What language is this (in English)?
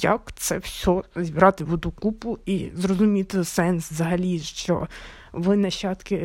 Ukrainian